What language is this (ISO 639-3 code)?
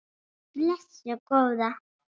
isl